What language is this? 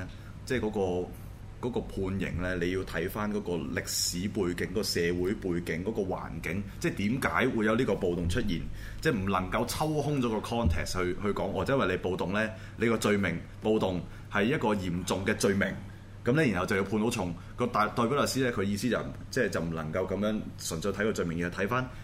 Chinese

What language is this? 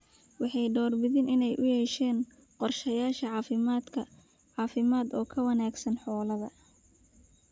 Somali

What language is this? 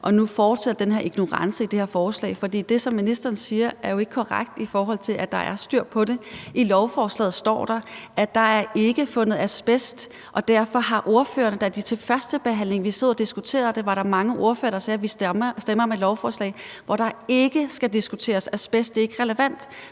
Danish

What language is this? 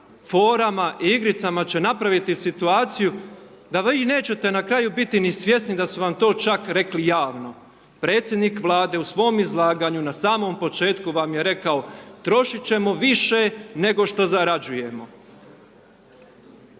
Croatian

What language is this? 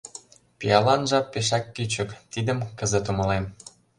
Mari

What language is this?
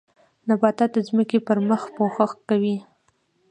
Pashto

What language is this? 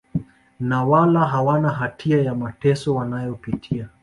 Swahili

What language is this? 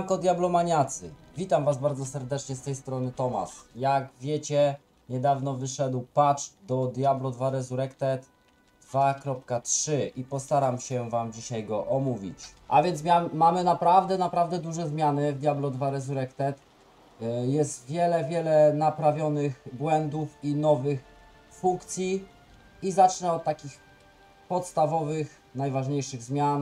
Polish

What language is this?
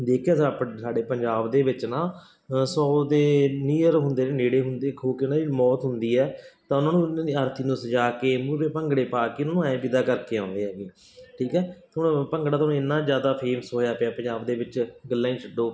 Punjabi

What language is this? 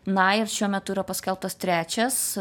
Lithuanian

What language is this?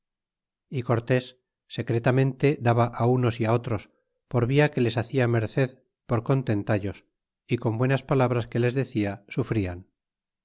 Spanish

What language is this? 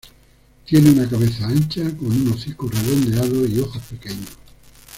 Spanish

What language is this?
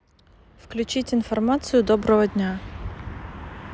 Russian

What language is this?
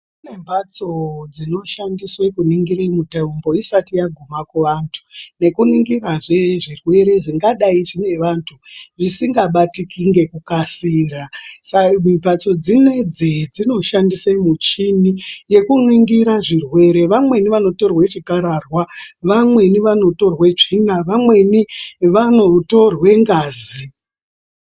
Ndau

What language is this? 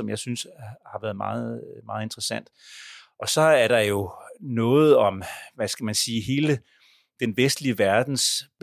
Danish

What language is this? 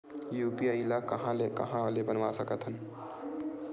Chhattisgarhi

